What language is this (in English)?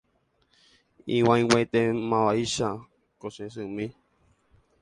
Guarani